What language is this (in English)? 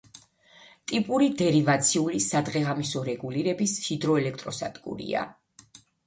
Georgian